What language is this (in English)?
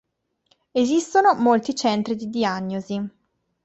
Italian